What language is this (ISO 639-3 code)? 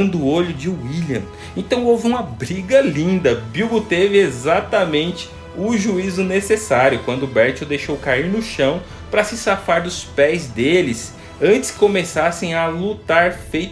por